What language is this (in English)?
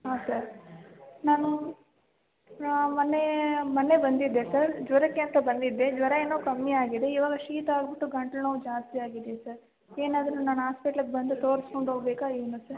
Kannada